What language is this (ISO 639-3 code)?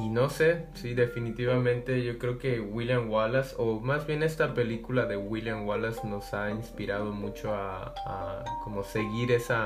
spa